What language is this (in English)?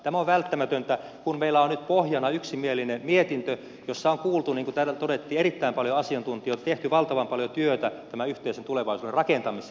Finnish